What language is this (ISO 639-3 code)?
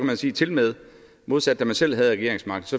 dan